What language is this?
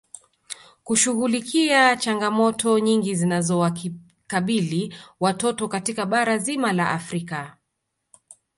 Swahili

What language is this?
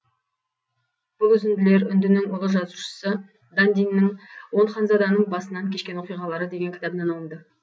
Kazakh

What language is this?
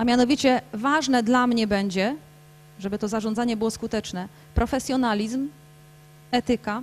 Polish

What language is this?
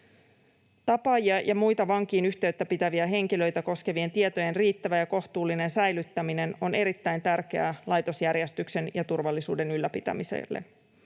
Finnish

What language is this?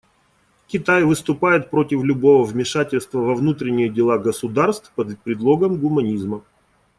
Russian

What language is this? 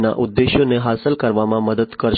Gujarati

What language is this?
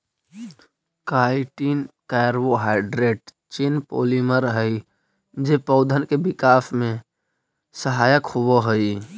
Magahi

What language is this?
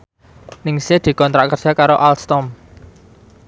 Javanese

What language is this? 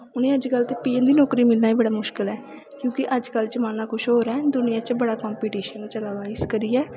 Dogri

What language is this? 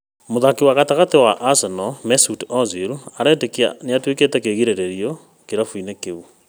Kikuyu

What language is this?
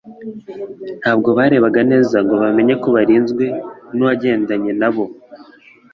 Kinyarwanda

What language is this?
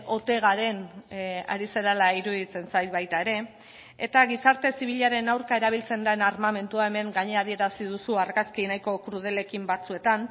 Basque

